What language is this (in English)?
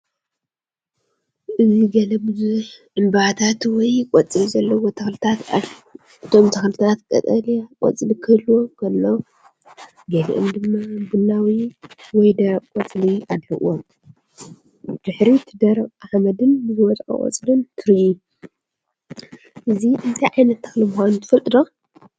Tigrinya